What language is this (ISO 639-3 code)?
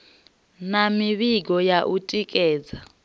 ven